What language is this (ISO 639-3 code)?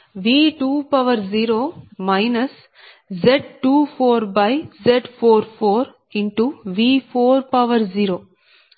tel